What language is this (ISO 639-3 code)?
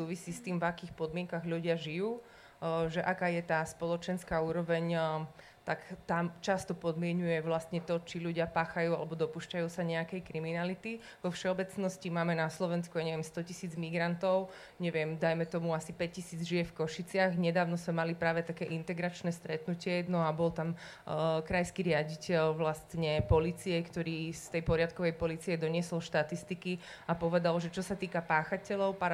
slk